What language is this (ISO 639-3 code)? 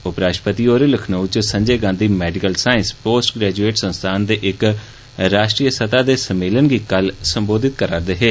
doi